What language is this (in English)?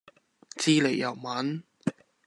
Cantonese